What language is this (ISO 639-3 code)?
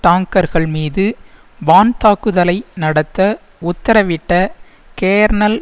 tam